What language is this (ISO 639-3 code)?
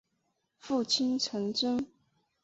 zho